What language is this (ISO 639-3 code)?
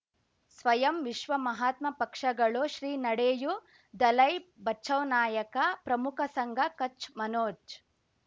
kan